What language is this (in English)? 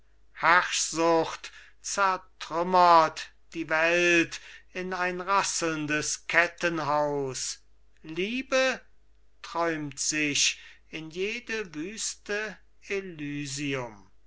German